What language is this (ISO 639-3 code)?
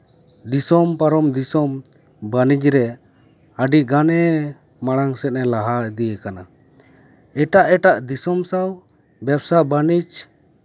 sat